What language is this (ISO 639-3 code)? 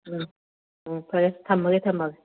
mni